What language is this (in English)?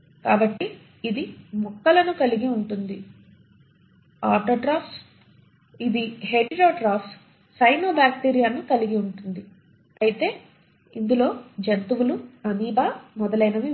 Telugu